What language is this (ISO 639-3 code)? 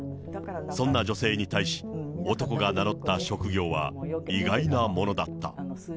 jpn